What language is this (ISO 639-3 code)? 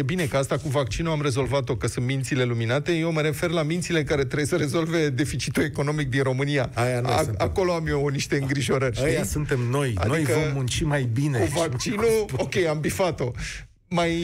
ron